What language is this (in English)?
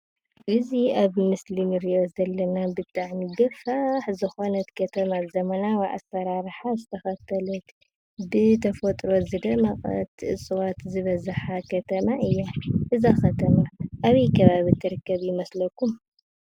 Tigrinya